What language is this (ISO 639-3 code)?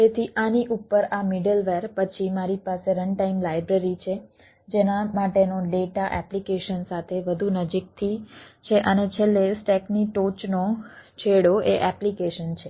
guj